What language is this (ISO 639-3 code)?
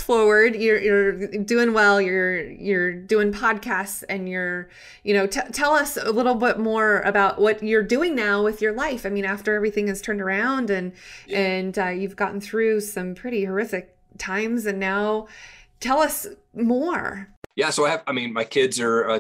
eng